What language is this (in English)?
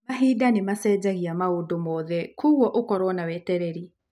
Kikuyu